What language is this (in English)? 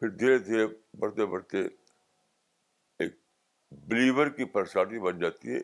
Urdu